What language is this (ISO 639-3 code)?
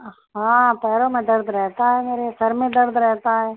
urd